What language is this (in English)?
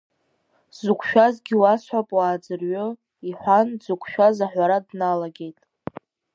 Abkhazian